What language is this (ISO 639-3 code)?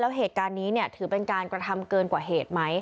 tha